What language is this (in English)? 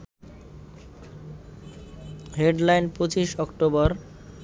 Bangla